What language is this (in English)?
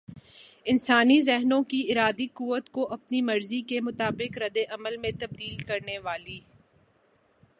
Urdu